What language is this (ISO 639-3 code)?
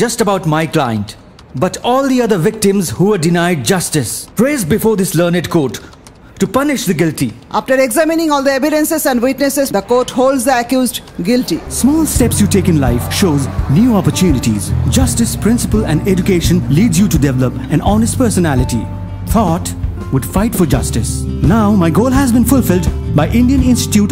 ind